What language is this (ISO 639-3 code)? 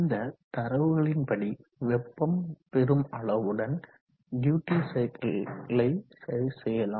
tam